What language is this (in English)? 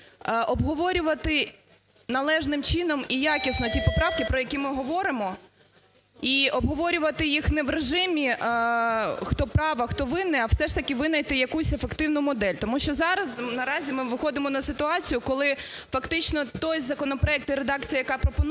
Ukrainian